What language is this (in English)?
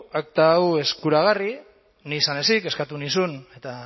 Basque